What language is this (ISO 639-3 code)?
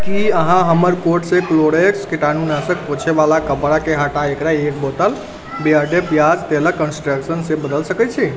mai